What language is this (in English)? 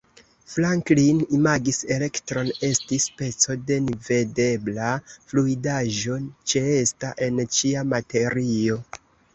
Esperanto